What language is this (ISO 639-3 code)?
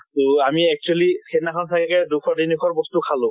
asm